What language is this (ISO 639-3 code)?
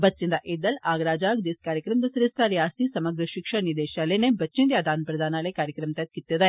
doi